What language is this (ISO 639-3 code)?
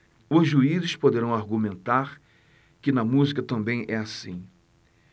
por